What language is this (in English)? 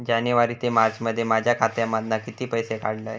Marathi